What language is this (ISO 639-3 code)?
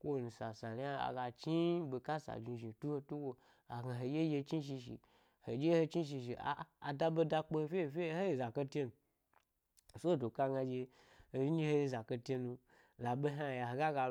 gby